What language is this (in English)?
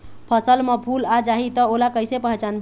Chhattisgarhi